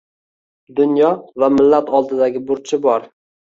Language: Uzbek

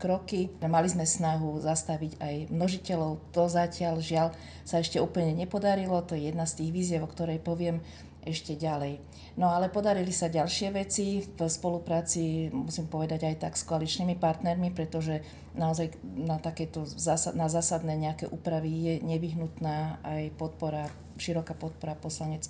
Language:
Slovak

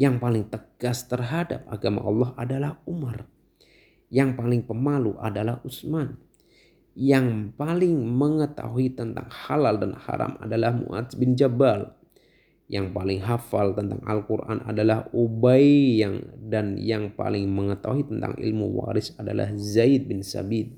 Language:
Indonesian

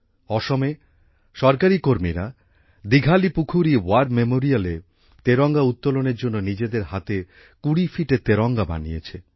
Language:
Bangla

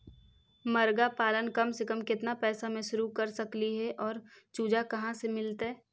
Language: Magahi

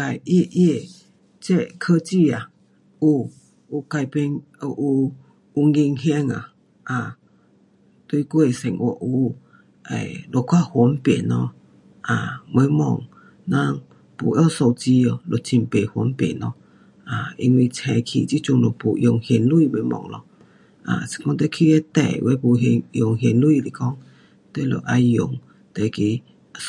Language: Pu-Xian Chinese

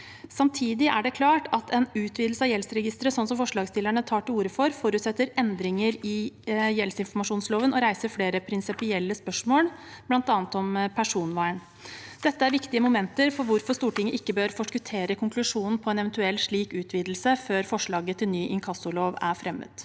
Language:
Norwegian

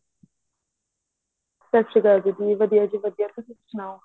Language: Punjabi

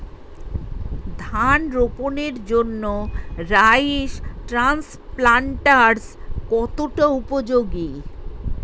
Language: Bangla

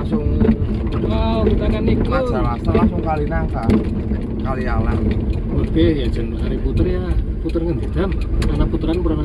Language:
Indonesian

